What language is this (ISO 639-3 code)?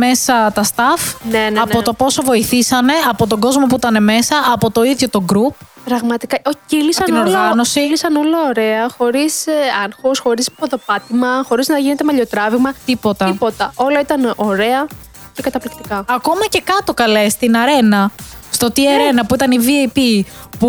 ell